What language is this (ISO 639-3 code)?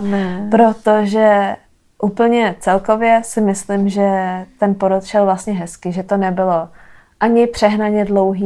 ces